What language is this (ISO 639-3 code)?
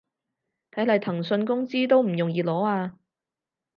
yue